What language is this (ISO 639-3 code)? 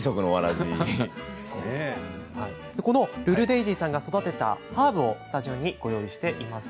jpn